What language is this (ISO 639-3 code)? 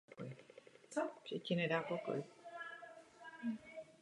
ces